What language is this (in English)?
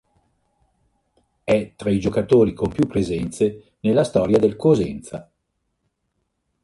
Italian